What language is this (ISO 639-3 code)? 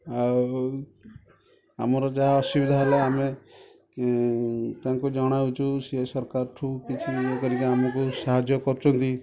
ori